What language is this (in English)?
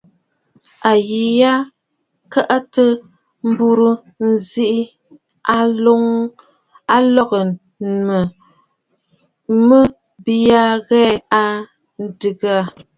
Bafut